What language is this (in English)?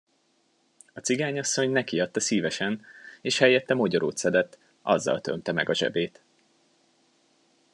Hungarian